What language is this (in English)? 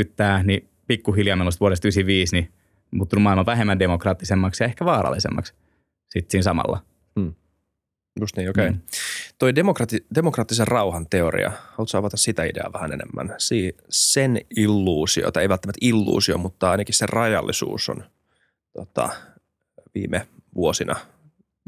Finnish